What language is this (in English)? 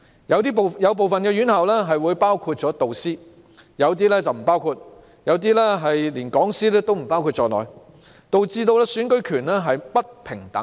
Cantonese